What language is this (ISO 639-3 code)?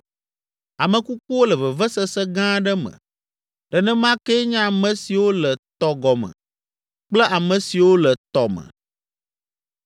ewe